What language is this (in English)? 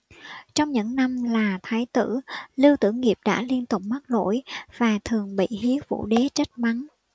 Vietnamese